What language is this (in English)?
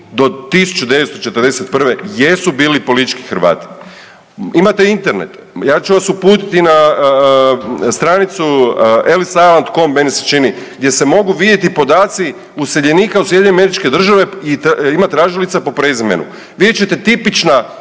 Croatian